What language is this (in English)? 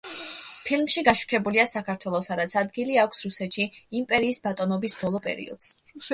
Georgian